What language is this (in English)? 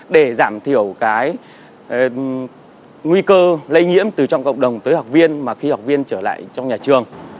Vietnamese